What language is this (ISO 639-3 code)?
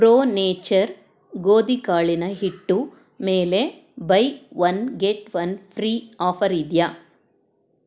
kan